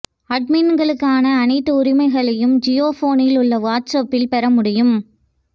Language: Tamil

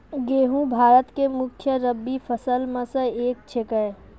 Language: Maithili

